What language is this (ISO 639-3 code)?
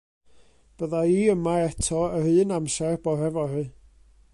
cym